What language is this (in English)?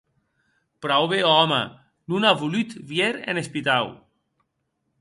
Occitan